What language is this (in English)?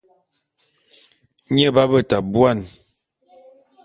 Bulu